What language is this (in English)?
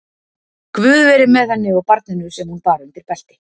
Icelandic